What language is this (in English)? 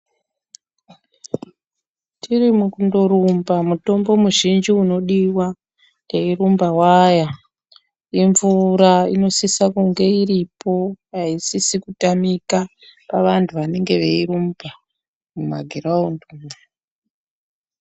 Ndau